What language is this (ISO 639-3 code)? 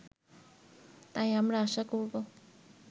ben